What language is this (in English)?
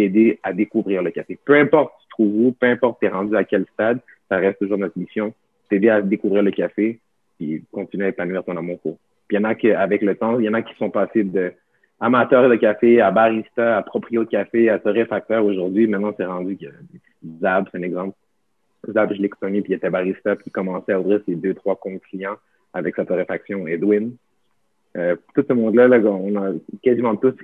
French